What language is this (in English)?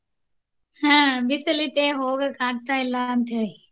Kannada